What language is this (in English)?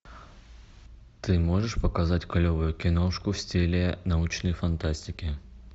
Russian